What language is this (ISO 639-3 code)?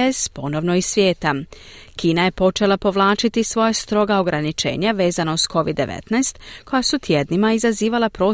hrv